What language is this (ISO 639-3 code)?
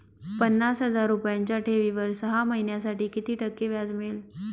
mar